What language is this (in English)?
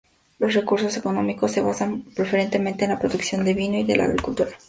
Spanish